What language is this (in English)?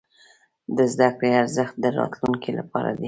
Pashto